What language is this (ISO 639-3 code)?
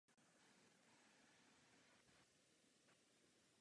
ces